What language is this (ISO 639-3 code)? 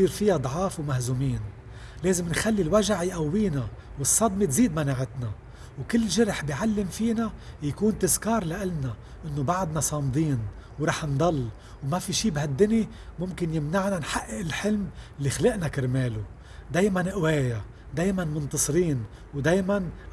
ara